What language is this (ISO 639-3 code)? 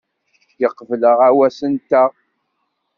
kab